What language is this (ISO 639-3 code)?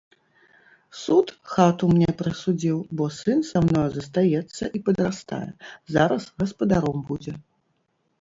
bel